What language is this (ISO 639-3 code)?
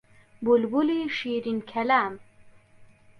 ckb